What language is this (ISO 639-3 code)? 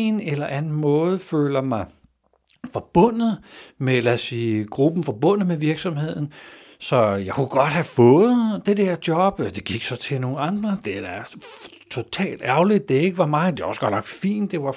dan